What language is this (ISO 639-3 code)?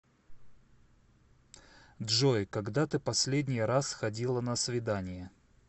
rus